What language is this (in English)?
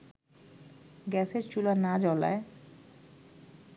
Bangla